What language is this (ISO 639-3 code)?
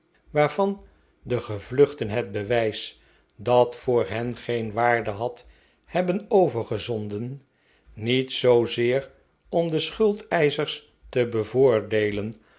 nld